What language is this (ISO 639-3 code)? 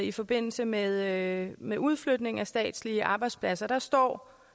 dan